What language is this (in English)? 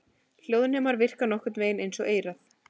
Icelandic